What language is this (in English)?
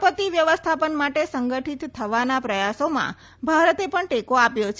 Gujarati